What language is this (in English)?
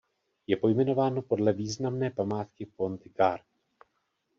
Czech